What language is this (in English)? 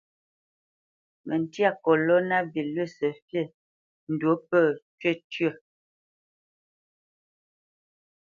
Bamenyam